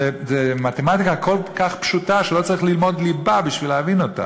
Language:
Hebrew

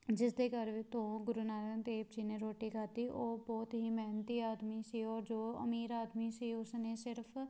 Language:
Punjabi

